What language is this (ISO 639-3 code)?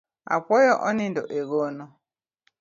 luo